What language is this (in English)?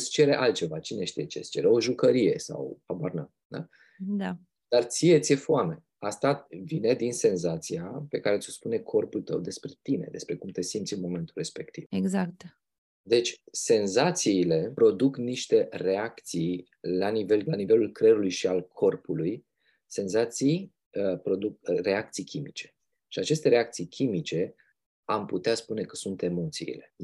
Romanian